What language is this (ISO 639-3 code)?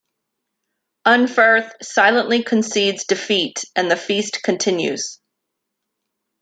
eng